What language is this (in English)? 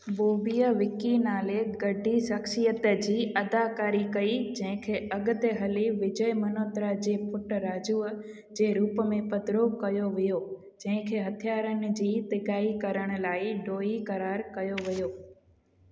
Sindhi